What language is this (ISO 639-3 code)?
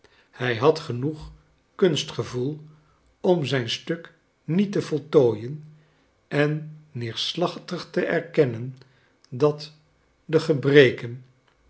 nld